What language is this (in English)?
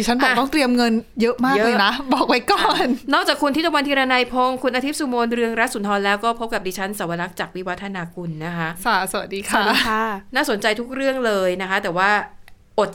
Thai